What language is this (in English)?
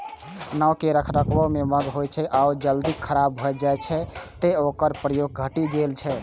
Maithili